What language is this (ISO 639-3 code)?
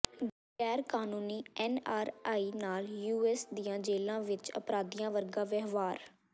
pan